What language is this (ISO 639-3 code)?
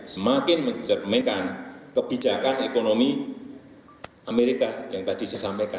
ind